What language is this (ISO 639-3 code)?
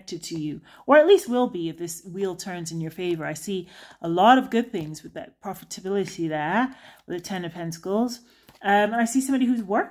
eng